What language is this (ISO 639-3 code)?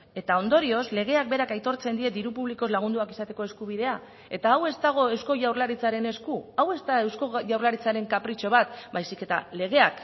eus